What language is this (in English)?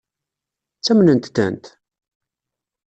Kabyle